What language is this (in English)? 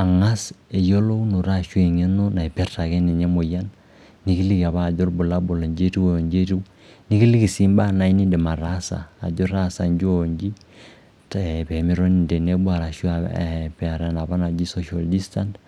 Masai